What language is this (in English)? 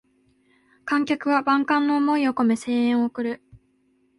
Japanese